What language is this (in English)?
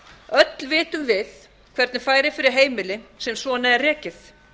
Icelandic